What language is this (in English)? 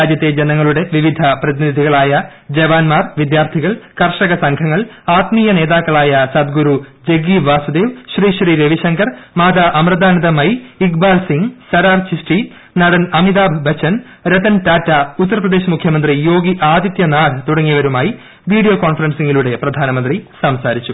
Malayalam